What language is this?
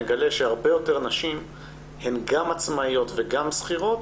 Hebrew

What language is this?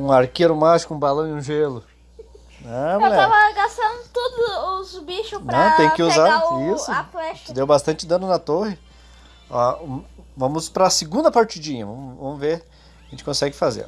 Portuguese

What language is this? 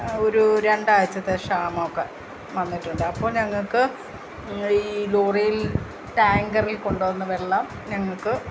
Malayalam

